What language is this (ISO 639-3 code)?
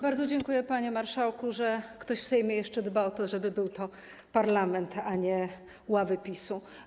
pol